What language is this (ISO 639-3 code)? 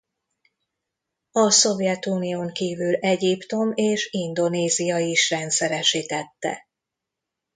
hun